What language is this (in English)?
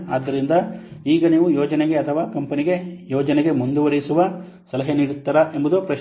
Kannada